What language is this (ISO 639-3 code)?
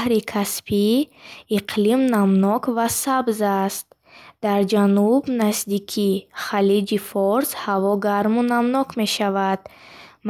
bhh